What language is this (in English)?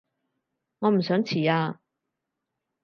Cantonese